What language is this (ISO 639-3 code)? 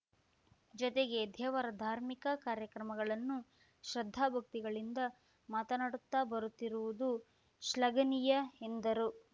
kan